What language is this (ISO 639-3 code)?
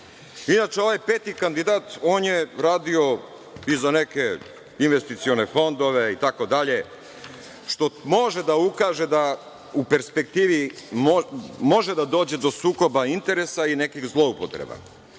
srp